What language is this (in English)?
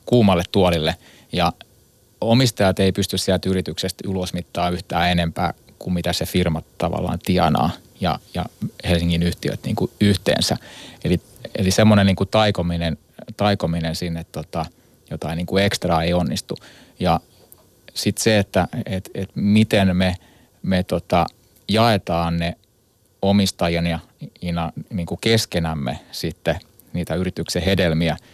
Finnish